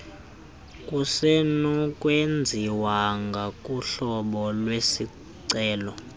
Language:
Xhosa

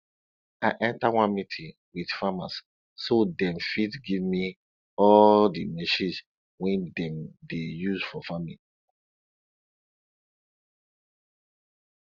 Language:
Nigerian Pidgin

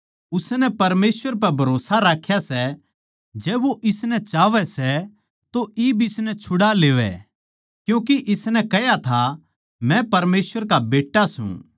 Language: Haryanvi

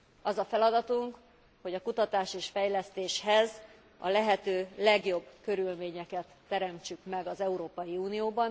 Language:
Hungarian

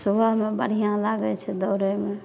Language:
Maithili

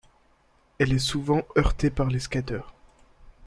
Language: French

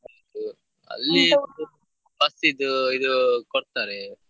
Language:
Kannada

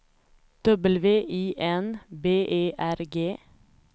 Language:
Swedish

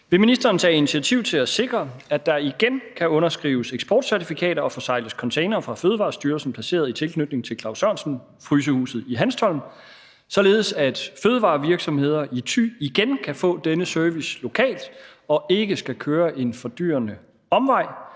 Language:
Danish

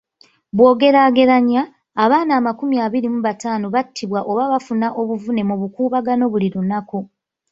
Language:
Ganda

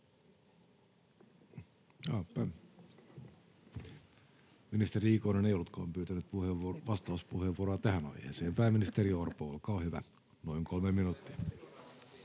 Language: Finnish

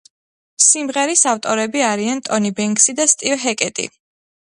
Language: Georgian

